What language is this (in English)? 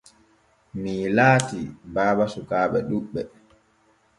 Borgu Fulfulde